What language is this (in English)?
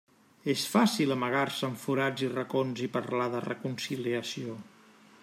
Catalan